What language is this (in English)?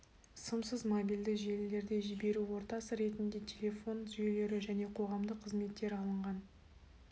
Kazakh